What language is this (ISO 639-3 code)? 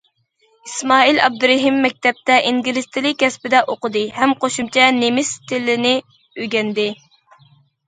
uig